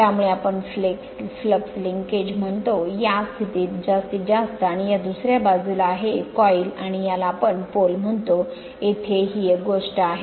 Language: Marathi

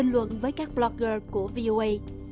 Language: Vietnamese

